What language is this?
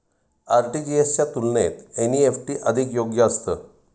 Marathi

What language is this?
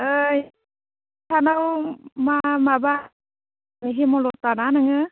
Bodo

